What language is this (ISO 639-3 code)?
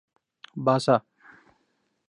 urd